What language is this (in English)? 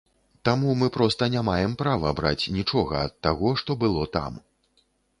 Belarusian